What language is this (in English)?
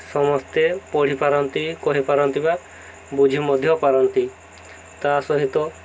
Odia